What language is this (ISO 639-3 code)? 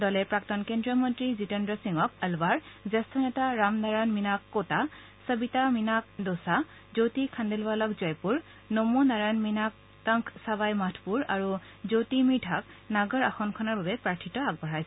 asm